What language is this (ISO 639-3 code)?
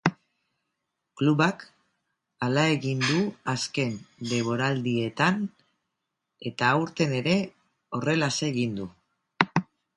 eus